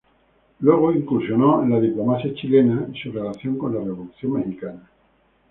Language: Spanish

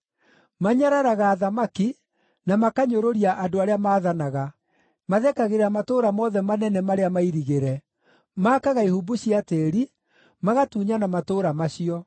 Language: Kikuyu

